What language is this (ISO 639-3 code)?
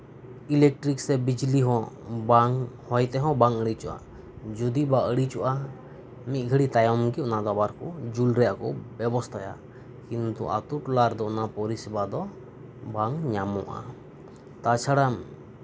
sat